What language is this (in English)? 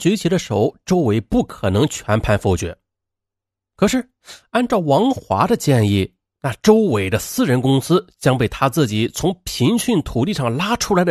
Chinese